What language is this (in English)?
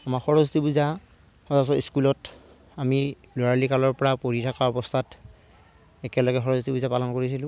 Assamese